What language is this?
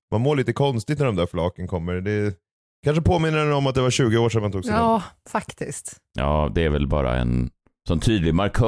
Swedish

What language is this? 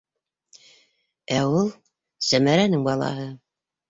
Bashkir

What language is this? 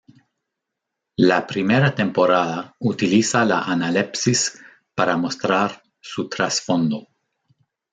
Spanish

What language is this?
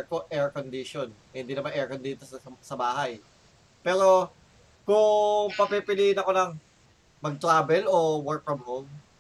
Filipino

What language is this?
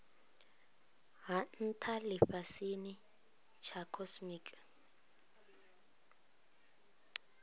Venda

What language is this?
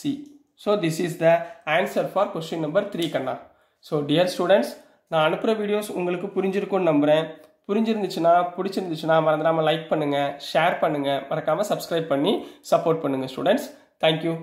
Tamil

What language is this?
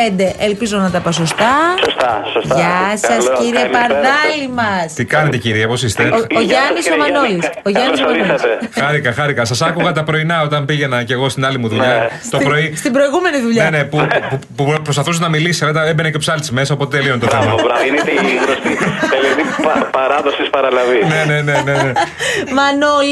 Greek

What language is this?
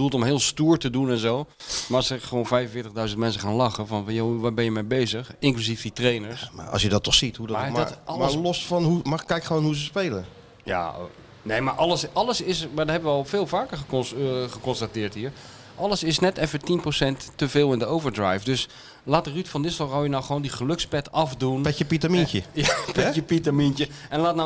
Dutch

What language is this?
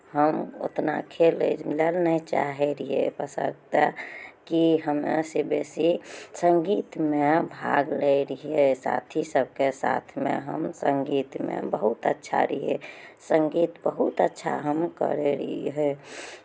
Maithili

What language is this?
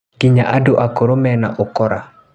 Kikuyu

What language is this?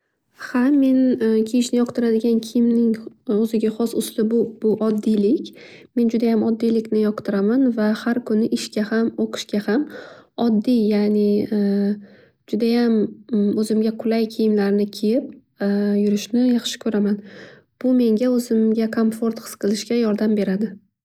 Uzbek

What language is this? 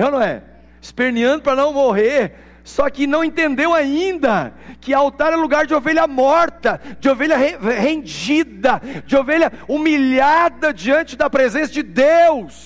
Portuguese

